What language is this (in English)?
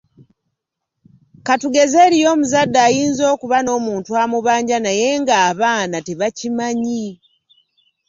Ganda